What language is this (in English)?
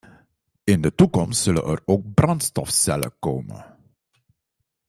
Dutch